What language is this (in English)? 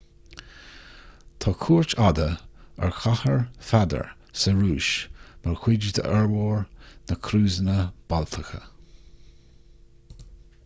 Irish